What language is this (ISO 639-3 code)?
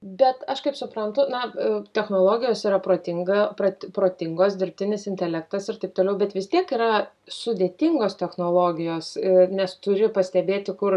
lit